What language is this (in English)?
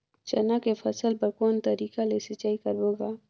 Chhattisgarhi